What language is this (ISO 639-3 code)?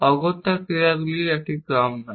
ben